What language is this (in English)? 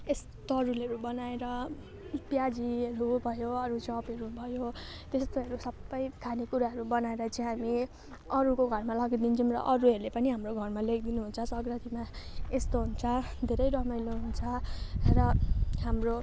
Nepali